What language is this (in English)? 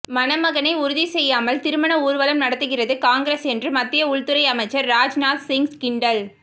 Tamil